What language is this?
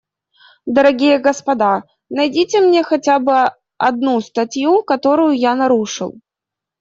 Russian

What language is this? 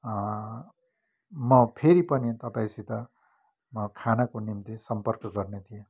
Nepali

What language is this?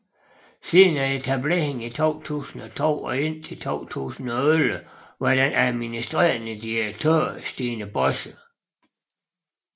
Danish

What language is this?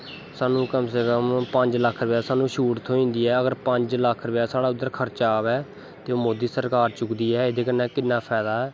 Dogri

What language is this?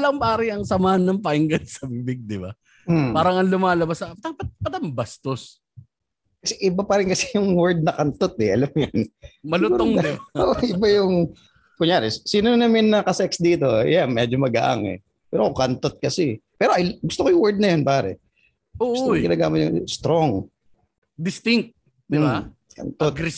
Filipino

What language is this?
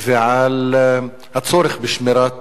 Hebrew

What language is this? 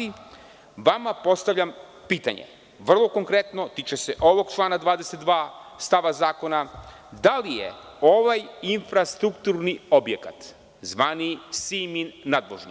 Serbian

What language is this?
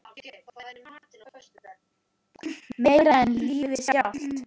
Icelandic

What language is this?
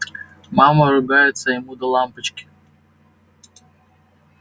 Russian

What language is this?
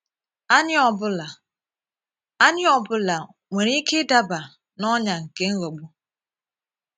Igbo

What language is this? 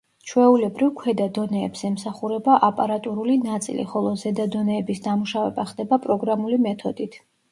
Georgian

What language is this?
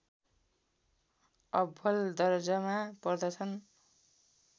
Nepali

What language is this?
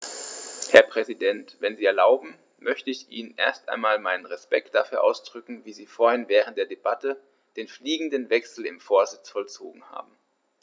German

